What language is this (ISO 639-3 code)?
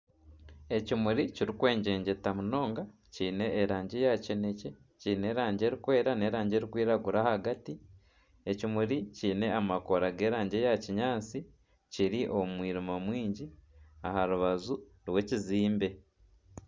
nyn